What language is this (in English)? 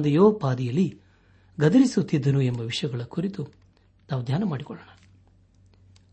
Kannada